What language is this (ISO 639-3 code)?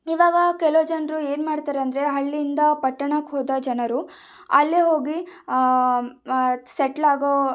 kan